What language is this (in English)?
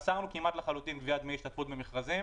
Hebrew